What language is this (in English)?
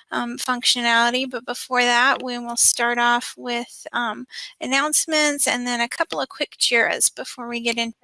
English